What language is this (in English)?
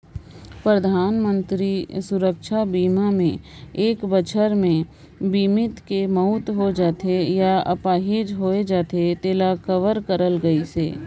Chhattisgarhi